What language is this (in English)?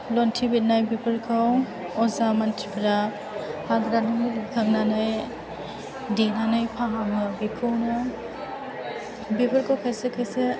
Bodo